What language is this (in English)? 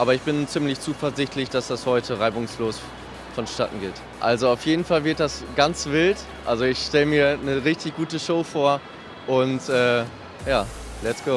German